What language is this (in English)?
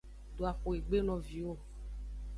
Aja (Benin)